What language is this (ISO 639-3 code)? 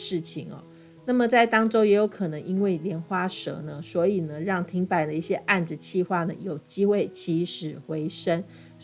zho